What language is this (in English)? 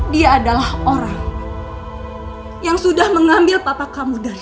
Indonesian